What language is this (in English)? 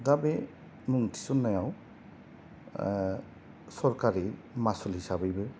Bodo